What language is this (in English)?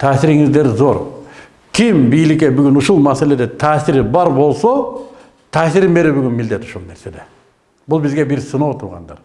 Turkish